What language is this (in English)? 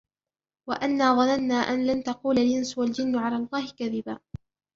Arabic